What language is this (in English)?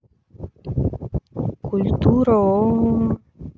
Russian